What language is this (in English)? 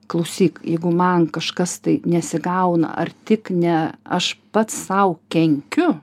Lithuanian